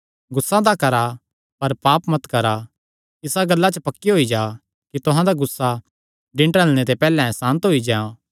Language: Kangri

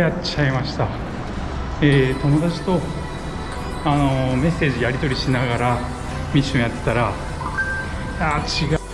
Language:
Japanese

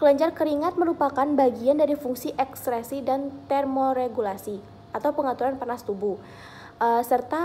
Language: Indonesian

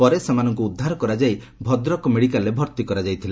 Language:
Odia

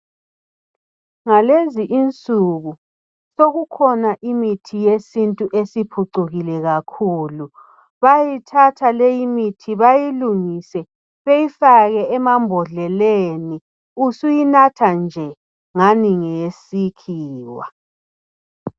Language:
North Ndebele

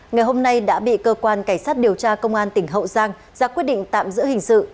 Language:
Vietnamese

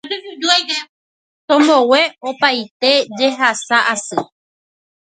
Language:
Guarani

